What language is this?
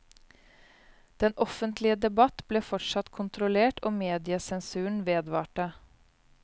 Norwegian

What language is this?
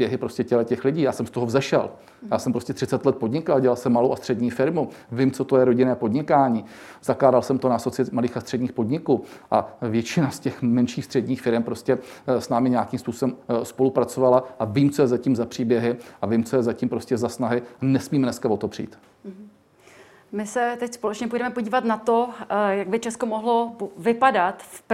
Czech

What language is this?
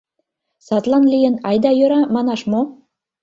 Mari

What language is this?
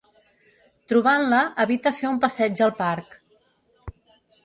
Catalan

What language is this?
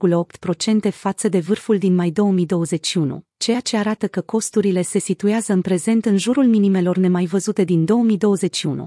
Romanian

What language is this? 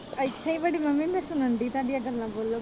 Punjabi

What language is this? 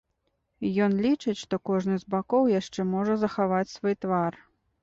Belarusian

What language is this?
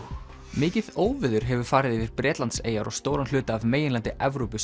Icelandic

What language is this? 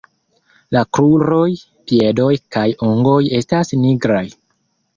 Esperanto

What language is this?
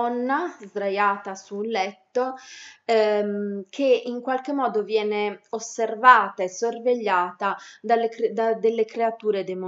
Italian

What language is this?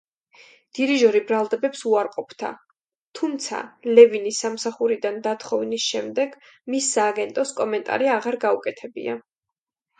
Georgian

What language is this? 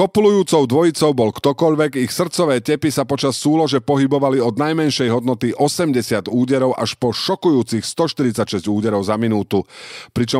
Slovak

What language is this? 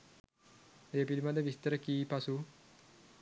Sinhala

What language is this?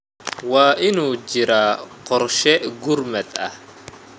Somali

